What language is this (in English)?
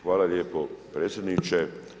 Croatian